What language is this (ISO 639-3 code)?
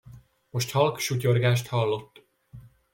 hun